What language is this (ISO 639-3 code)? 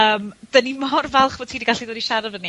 cym